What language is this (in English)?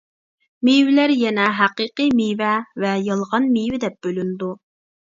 Uyghur